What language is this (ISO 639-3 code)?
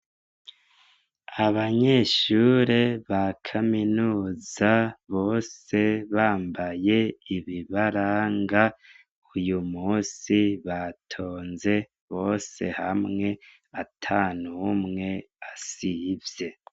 run